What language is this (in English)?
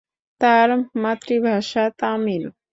Bangla